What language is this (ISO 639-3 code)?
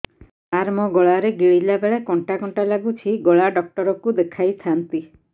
ori